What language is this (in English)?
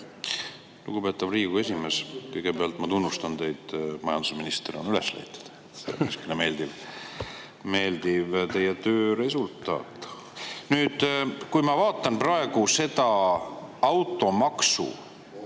Estonian